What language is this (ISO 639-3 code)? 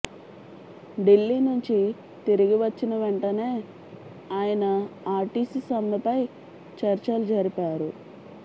tel